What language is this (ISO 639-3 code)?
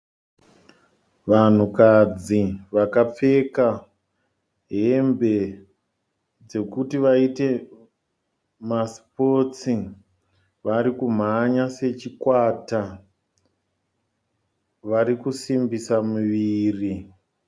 sna